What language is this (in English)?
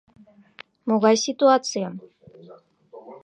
Mari